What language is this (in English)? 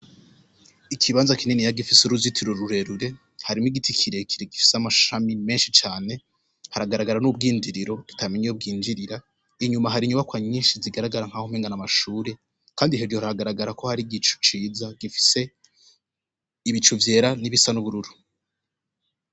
Rundi